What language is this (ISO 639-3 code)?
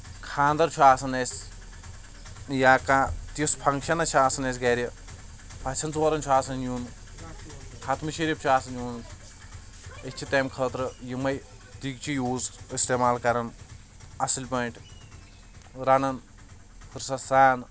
kas